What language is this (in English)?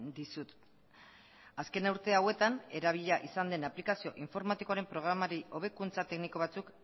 Basque